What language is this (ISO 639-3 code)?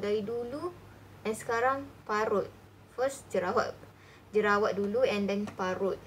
msa